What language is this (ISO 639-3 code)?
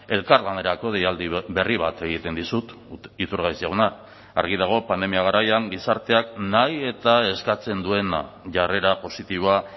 eus